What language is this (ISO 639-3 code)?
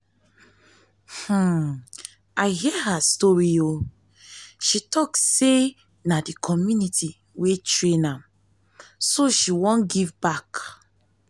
pcm